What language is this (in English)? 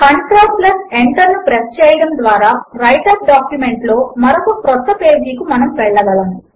Telugu